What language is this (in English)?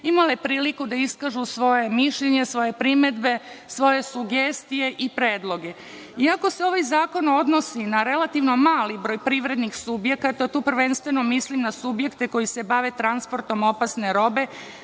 Serbian